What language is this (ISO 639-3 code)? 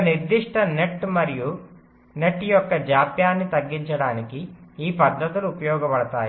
tel